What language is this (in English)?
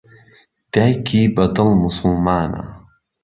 Central Kurdish